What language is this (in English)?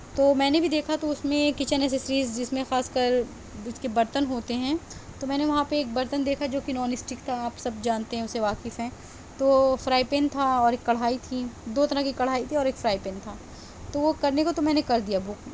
Urdu